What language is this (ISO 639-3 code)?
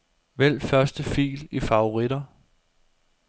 dan